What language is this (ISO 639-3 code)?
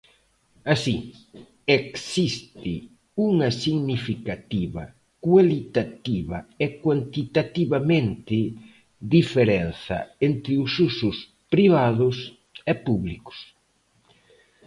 glg